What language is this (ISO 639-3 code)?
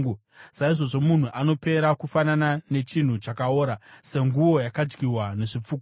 sna